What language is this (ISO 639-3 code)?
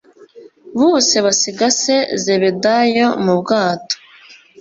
kin